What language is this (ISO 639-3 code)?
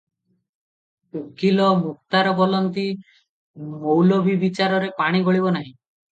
ori